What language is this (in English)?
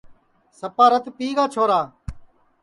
Sansi